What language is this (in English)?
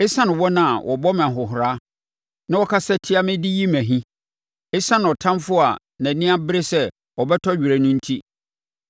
Akan